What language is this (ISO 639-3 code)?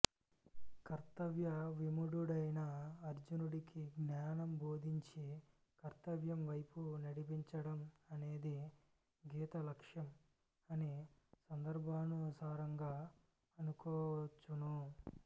tel